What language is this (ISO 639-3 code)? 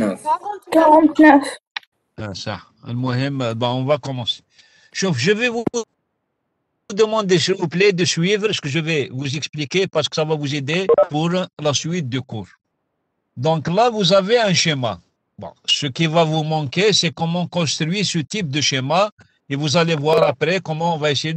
fra